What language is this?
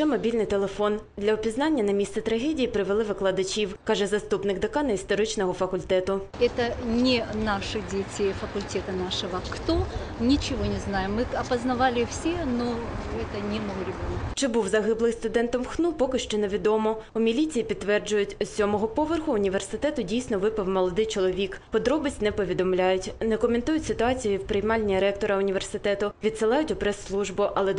Ukrainian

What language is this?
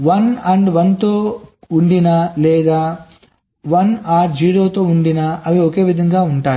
Telugu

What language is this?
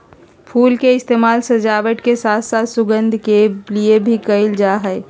Magahi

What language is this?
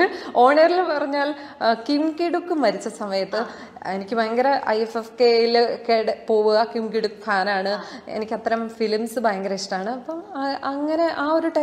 Arabic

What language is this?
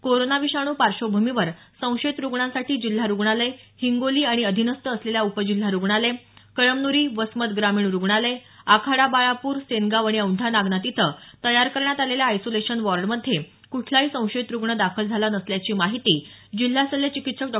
Marathi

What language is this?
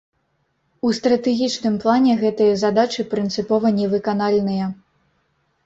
Belarusian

